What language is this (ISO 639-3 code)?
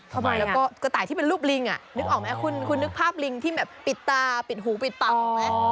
tha